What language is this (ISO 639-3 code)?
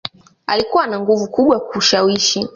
swa